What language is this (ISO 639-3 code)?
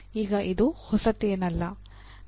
kan